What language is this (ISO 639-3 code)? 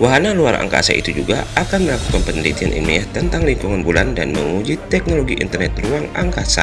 ind